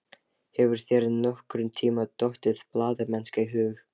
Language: Icelandic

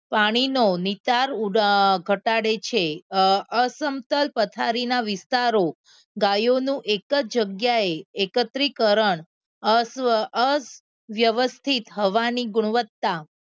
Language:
Gujarati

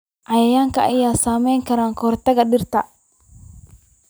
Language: Somali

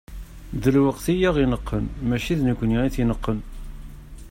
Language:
Kabyle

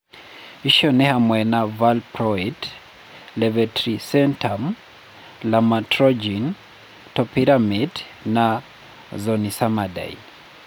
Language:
Kikuyu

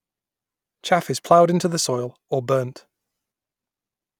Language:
English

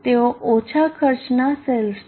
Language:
Gujarati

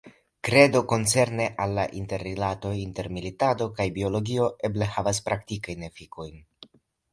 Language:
Esperanto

